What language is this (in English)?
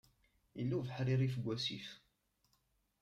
Kabyle